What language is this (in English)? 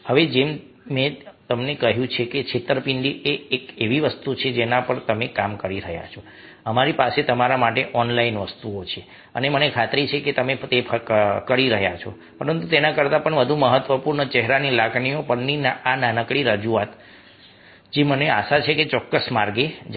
Gujarati